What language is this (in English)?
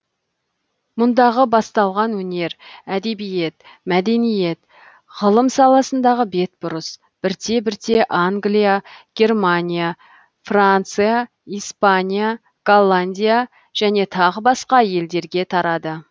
Kazakh